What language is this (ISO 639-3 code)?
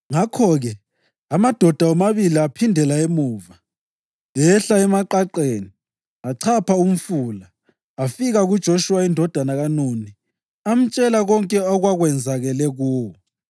nde